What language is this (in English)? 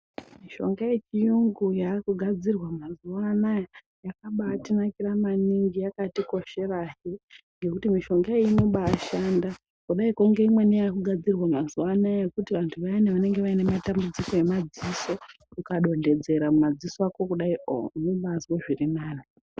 Ndau